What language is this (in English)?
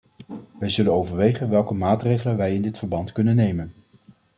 Dutch